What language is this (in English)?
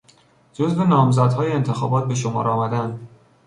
Persian